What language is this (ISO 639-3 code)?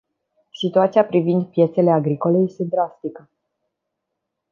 ron